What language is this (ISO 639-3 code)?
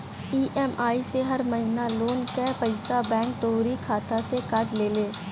bho